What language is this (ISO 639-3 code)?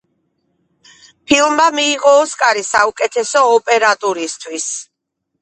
kat